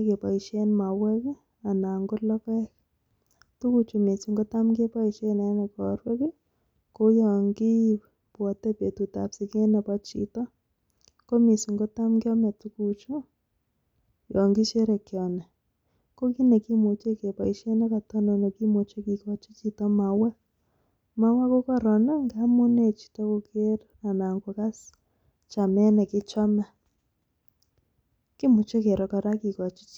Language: Kalenjin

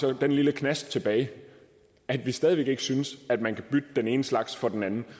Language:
Danish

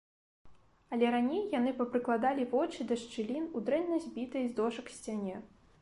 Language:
Belarusian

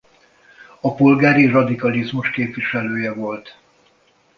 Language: Hungarian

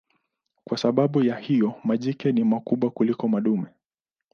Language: Swahili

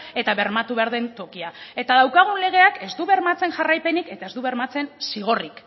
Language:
Basque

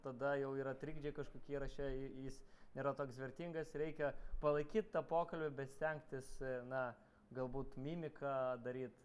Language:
Lithuanian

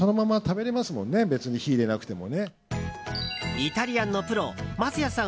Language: Japanese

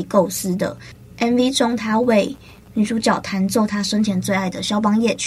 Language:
Chinese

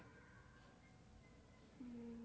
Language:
Gujarati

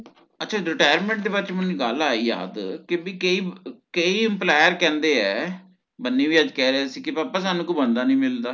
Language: Punjabi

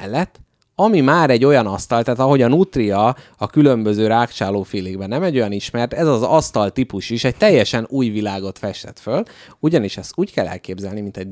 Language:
Hungarian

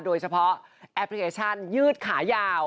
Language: Thai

